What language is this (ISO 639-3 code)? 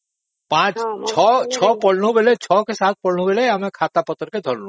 ori